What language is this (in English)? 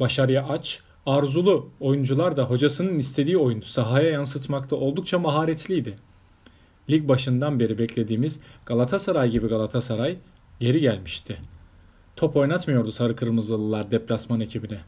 Turkish